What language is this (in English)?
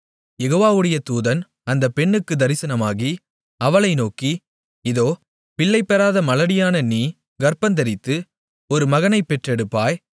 Tamil